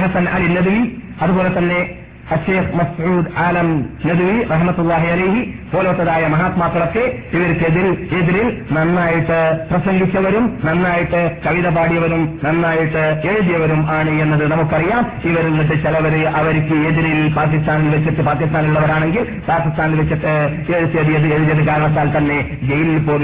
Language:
Malayalam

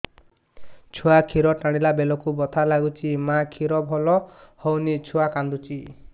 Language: Odia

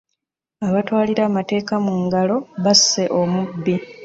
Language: Ganda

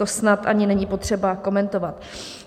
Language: Czech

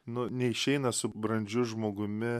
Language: Lithuanian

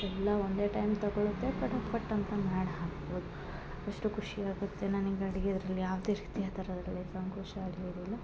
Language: Kannada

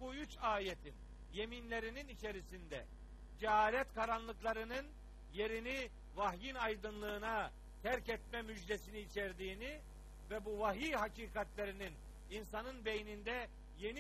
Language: Turkish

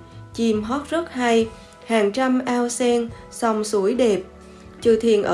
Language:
Vietnamese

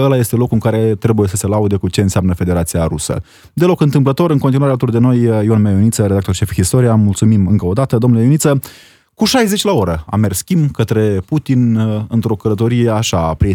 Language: Romanian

